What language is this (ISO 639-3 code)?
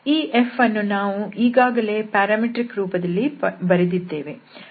kan